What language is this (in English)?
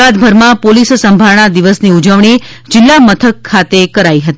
Gujarati